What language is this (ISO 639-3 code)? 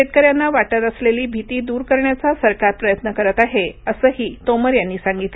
mar